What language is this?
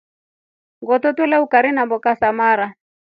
Rombo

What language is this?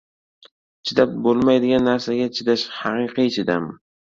Uzbek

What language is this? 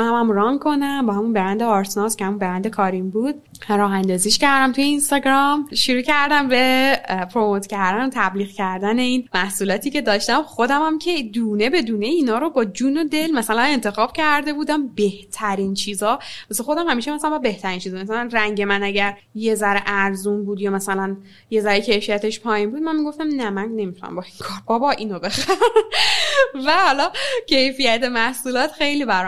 Persian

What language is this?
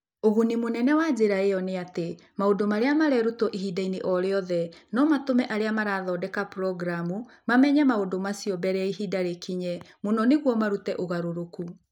Kikuyu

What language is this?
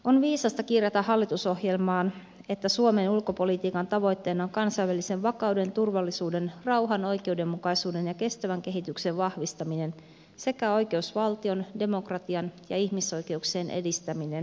Finnish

